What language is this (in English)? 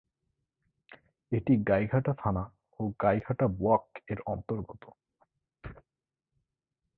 Bangla